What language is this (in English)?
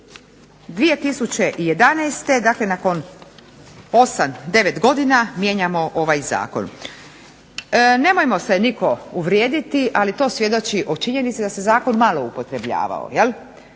Croatian